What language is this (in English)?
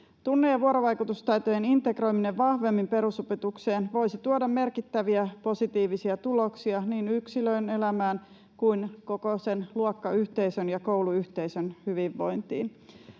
Finnish